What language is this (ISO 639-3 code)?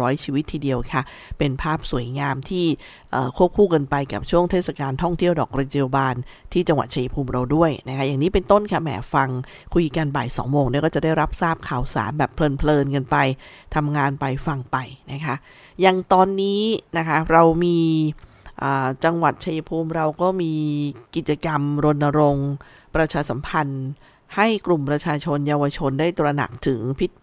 tha